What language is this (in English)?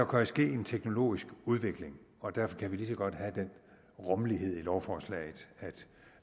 Danish